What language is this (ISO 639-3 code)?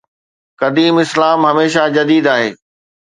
snd